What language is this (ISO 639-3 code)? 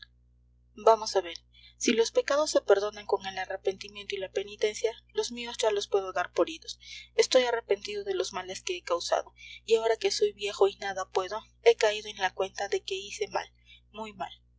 spa